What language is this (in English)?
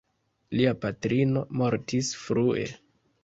Esperanto